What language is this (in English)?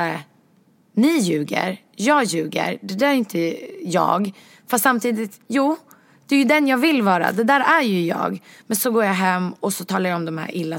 Swedish